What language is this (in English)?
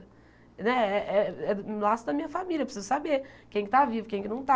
Portuguese